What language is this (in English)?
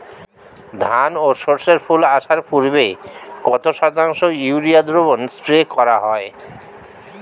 Bangla